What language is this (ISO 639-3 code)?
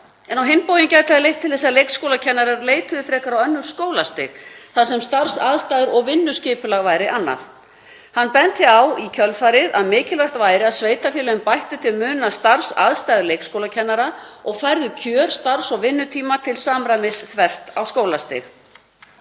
isl